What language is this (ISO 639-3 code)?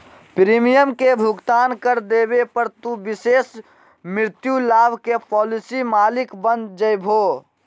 mag